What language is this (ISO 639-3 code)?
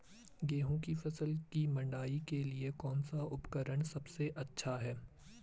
hin